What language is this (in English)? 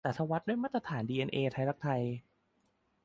Thai